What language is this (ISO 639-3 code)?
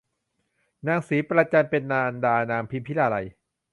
tha